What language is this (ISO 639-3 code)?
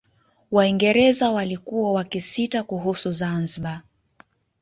swa